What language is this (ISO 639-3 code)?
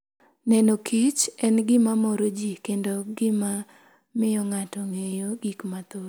luo